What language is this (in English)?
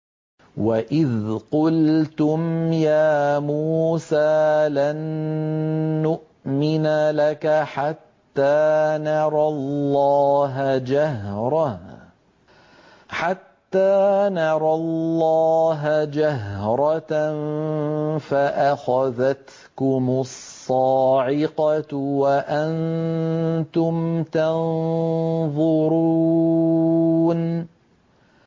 Arabic